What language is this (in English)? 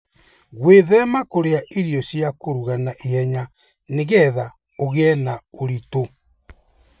Kikuyu